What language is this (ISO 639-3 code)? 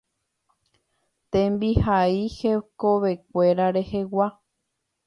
grn